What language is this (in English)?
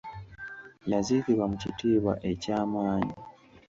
Ganda